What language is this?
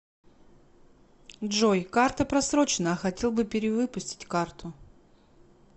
Russian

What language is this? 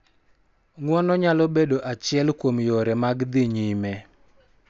Luo (Kenya and Tanzania)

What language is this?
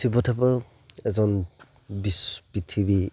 Assamese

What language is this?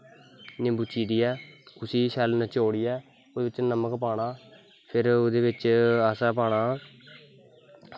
Dogri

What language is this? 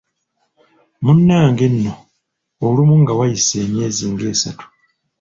Ganda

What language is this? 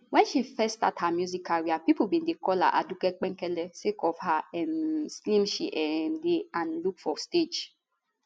Nigerian Pidgin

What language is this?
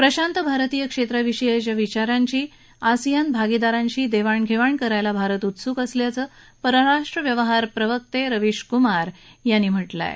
Marathi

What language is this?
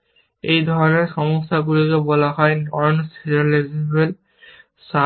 Bangla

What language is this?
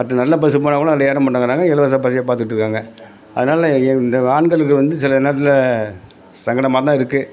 Tamil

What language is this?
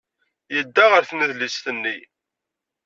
Kabyle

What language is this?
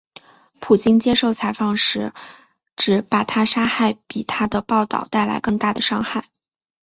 Chinese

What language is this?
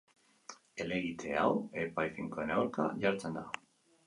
Basque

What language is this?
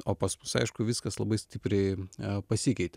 Lithuanian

